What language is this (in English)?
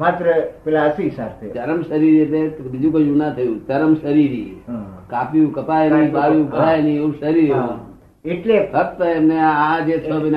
Gujarati